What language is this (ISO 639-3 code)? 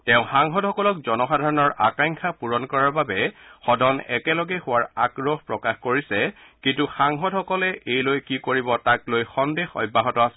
asm